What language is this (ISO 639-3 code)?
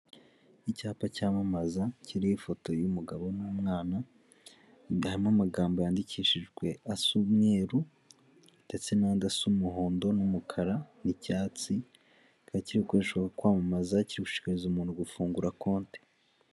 kin